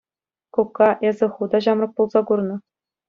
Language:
Chuvash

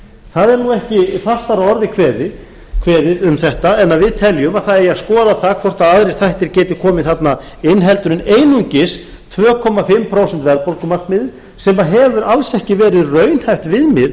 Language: Icelandic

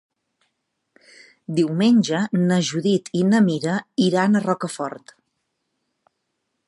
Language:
Catalan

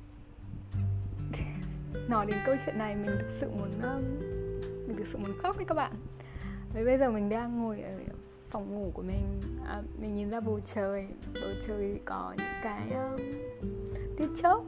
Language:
Vietnamese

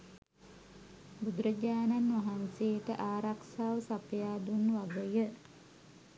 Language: Sinhala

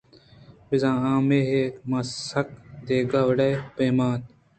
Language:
Eastern Balochi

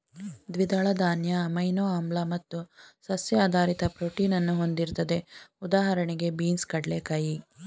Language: Kannada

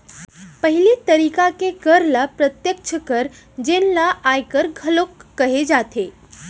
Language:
Chhattisgarhi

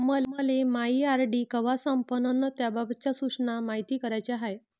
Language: Marathi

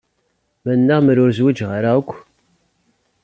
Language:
Kabyle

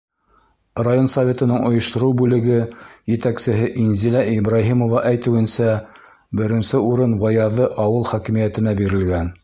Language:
Bashkir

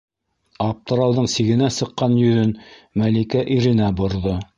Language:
Bashkir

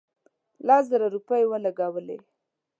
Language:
Pashto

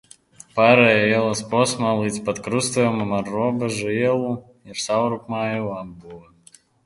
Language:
Latvian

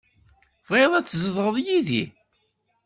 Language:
Kabyle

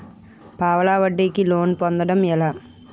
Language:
Telugu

